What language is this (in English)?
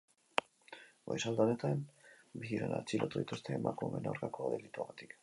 Basque